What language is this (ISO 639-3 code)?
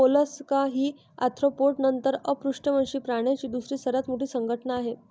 mar